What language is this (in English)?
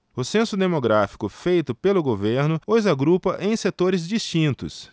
Portuguese